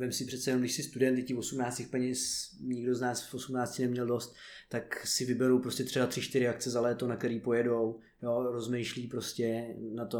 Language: Czech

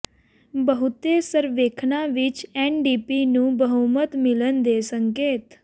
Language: Punjabi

